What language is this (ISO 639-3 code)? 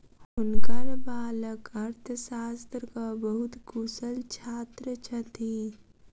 mai